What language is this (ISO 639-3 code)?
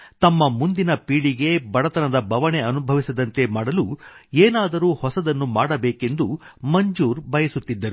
kan